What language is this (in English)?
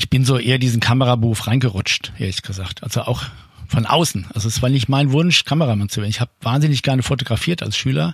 German